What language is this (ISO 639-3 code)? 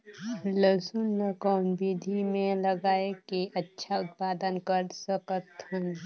hne